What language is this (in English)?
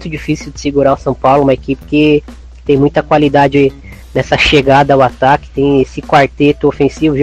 Portuguese